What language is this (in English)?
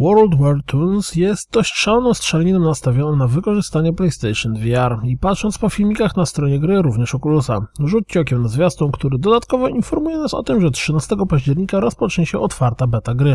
Polish